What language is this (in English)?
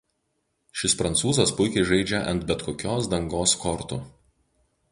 Lithuanian